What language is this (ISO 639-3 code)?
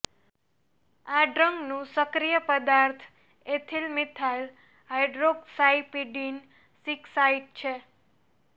guj